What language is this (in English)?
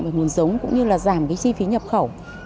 Vietnamese